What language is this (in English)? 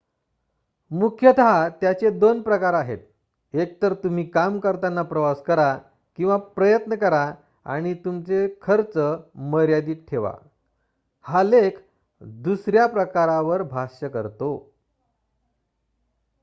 Marathi